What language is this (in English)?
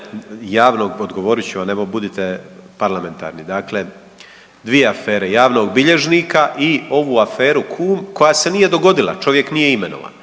Croatian